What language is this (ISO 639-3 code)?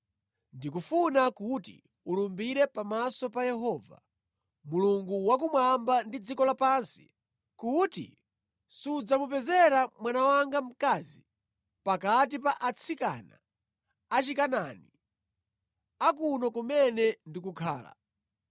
nya